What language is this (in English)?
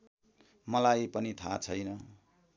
Nepali